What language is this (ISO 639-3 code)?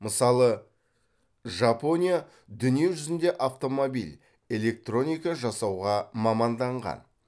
kaz